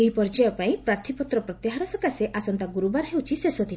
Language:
Odia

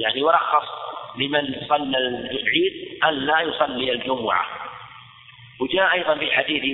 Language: Arabic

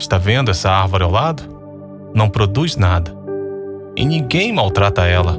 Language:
Portuguese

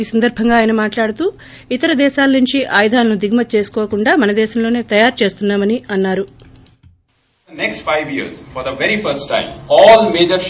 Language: Telugu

